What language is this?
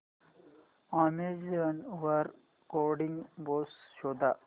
Marathi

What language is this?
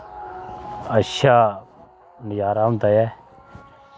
Dogri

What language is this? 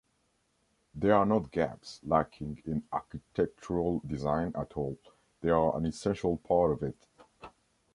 English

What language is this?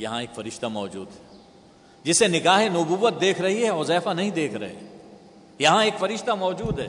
Urdu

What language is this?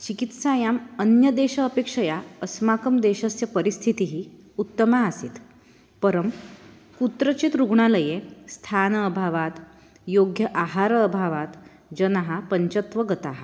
Sanskrit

